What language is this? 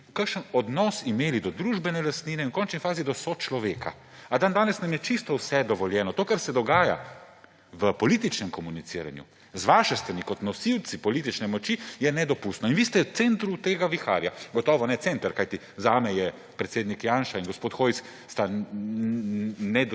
Slovenian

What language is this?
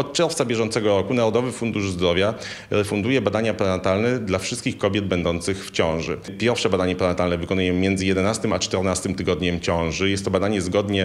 Polish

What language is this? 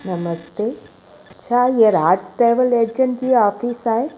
Sindhi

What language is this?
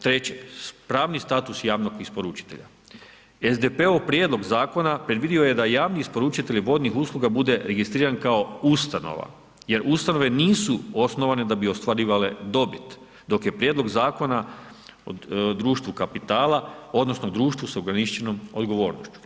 Croatian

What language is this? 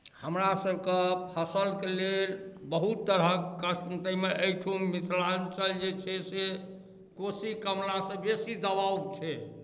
Maithili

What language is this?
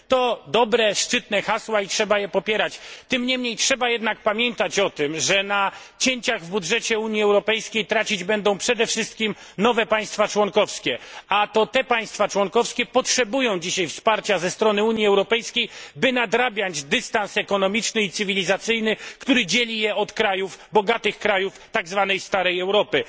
Polish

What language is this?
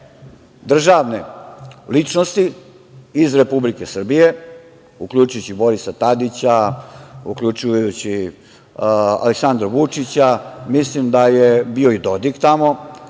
Serbian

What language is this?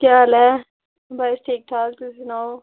Dogri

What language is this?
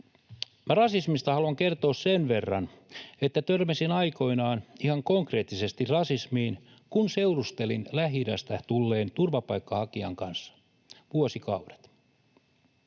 Finnish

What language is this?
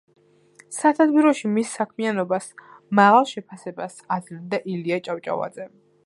Georgian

